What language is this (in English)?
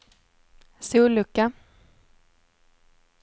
Swedish